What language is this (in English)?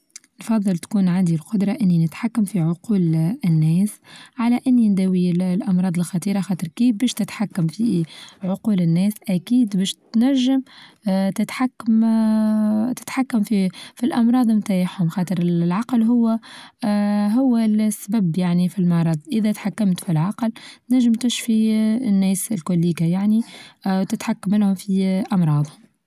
Tunisian Arabic